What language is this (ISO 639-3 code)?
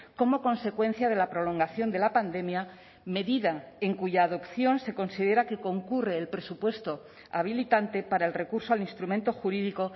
spa